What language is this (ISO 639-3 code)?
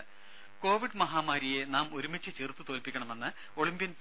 mal